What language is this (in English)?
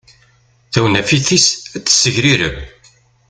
Kabyle